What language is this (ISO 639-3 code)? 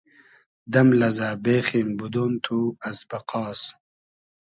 haz